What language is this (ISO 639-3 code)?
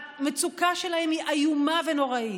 heb